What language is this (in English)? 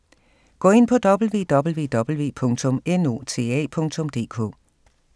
Danish